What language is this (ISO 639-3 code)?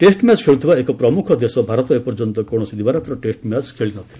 ori